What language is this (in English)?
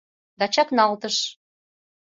Mari